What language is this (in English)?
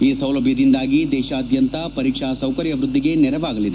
Kannada